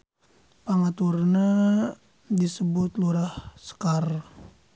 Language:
Sundanese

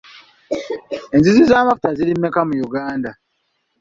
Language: Ganda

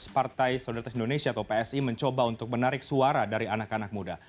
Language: Indonesian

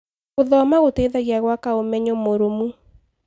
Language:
Kikuyu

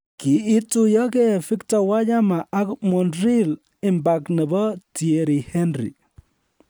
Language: Kalenjin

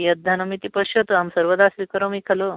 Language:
Sanskrit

